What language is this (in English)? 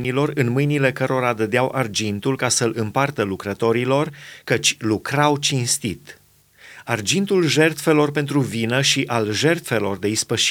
Romanian